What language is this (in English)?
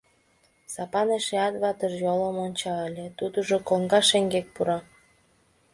Mari